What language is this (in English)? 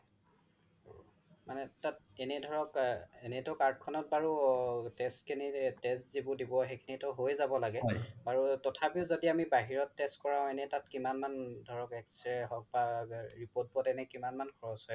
Assamese